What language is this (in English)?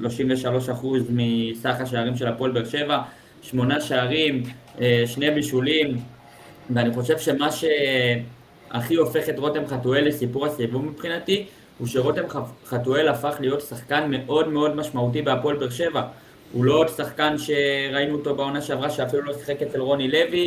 Hebrew